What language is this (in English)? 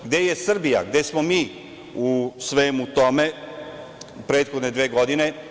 Serbian